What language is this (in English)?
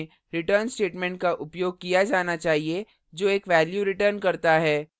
Hindi